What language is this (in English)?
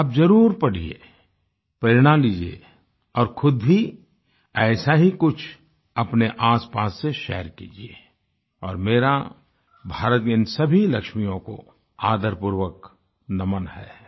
Hindi